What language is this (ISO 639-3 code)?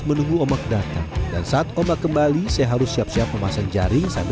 ind